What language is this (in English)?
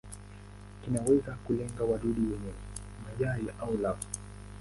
Swahili